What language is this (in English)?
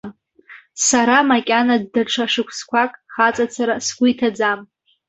Abkhazian